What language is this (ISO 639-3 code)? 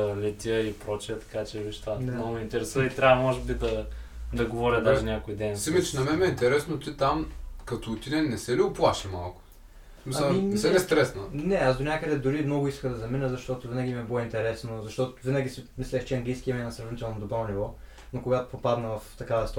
bul